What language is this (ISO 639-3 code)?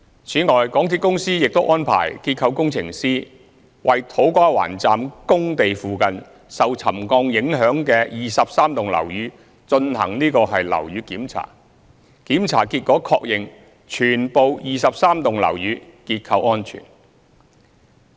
yue